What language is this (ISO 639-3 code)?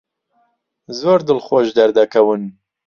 ckb